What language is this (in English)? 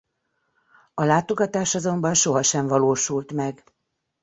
Hungarian